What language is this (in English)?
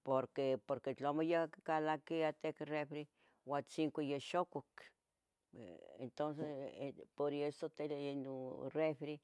Tetelcingo Nahuatl